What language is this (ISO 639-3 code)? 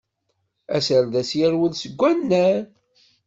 kab